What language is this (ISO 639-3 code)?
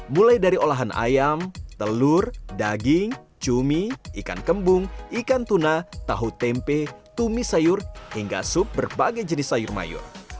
ind